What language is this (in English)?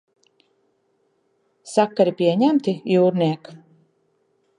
Latvian